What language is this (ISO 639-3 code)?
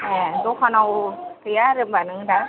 brx